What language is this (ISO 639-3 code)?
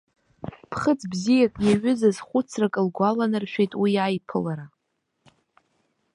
abk